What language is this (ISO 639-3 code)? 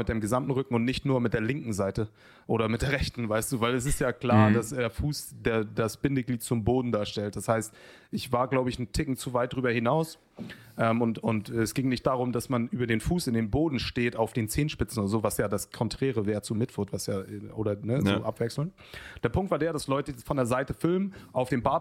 deu